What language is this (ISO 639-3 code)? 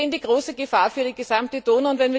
deu